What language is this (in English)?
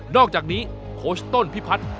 Thai